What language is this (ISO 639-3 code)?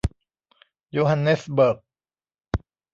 tha